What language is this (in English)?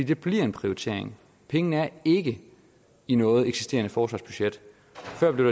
Danish